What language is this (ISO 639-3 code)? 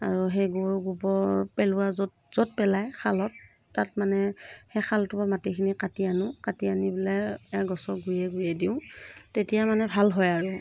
asm